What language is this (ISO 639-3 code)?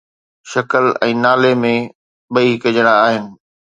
snd